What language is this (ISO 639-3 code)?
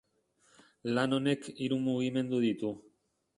eus